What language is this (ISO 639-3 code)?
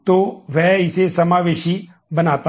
hin